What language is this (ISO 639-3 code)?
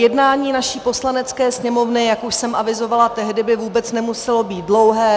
ces